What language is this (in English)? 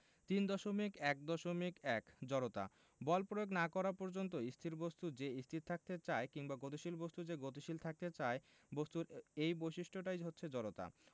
Bangla